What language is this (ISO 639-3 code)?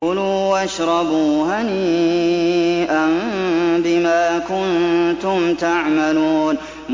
ara